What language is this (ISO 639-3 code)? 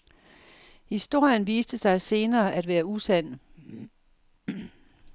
dan